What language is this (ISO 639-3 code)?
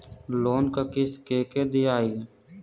bho